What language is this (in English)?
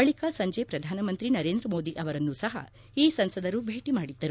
Kannada